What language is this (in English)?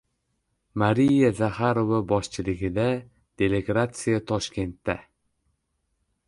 Uzbek